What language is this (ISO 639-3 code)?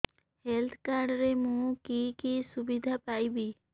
ori